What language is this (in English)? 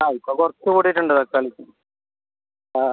Malayalam